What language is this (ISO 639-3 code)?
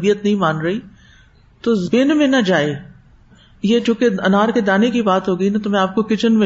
urd